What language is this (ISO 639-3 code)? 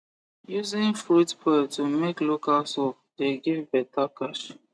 pcm